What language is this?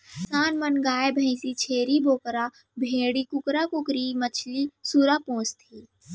Chhattisgarhi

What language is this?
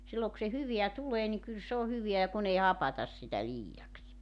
Finnish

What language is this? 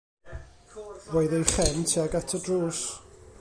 Welsh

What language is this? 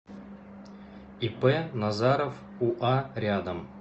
Russian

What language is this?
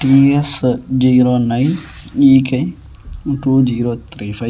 Telugu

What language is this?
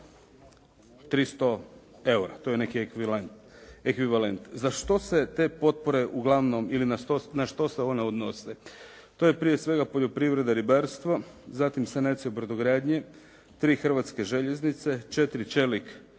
Croatian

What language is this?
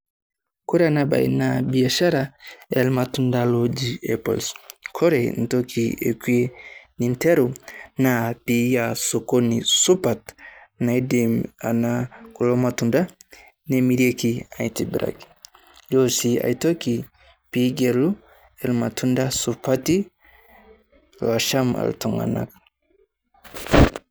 Masai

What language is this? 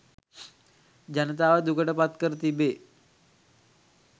Sinhala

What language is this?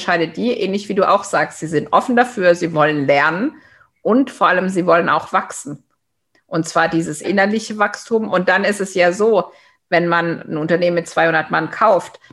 German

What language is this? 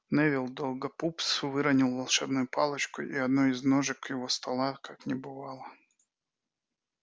Russian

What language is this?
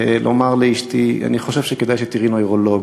Hebrew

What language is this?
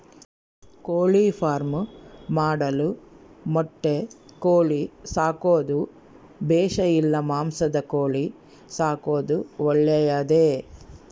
Kannada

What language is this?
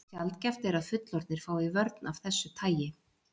Icelandic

